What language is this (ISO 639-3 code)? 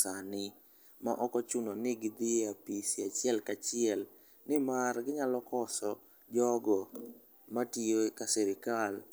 luo